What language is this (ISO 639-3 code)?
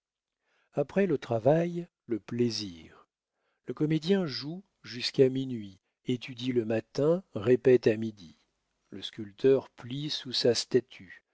fra